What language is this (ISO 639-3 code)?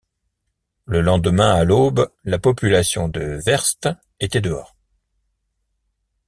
fra